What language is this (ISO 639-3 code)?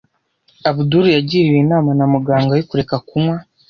kin